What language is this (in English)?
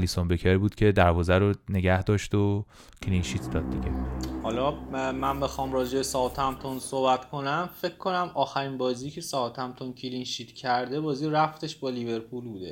Persian